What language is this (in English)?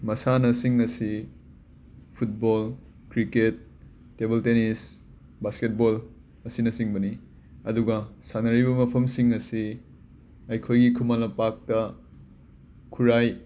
Manipuri